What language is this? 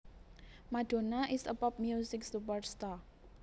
Javanese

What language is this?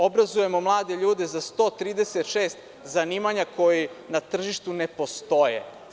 Serbian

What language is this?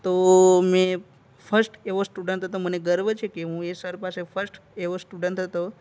Gujarati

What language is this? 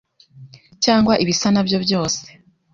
Kinyarwanda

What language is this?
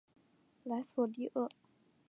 Chinese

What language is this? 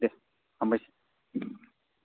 Bodo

